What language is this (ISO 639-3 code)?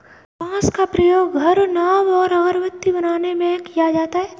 hin